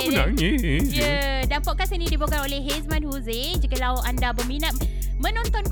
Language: Malay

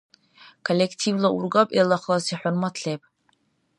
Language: Dargwa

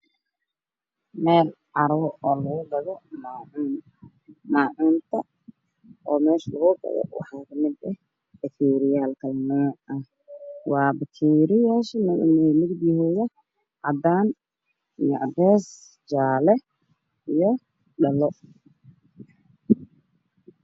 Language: Somali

